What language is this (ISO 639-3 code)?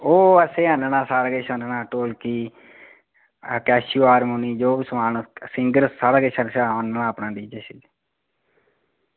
doi